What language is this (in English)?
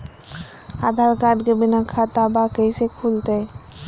Magahi